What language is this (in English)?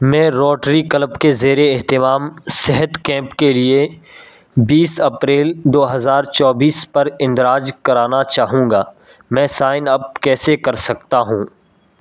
Urdu